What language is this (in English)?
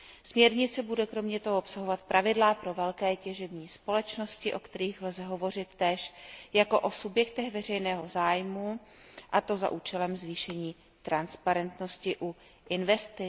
Czech